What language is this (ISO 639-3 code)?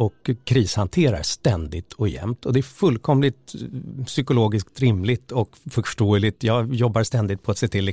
swe